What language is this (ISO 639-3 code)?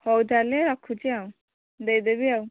ori